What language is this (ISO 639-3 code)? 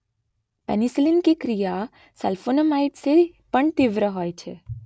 guj